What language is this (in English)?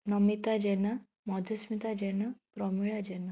Odia